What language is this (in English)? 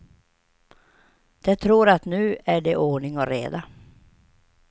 Swedish